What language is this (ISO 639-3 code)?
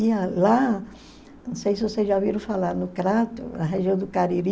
por